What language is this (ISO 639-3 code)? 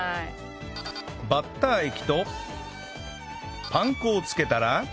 jpn